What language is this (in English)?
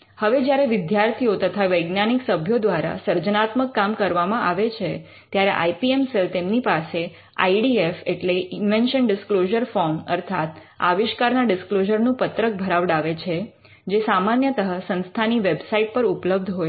Gujarati